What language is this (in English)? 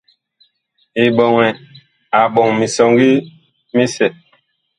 Bakoko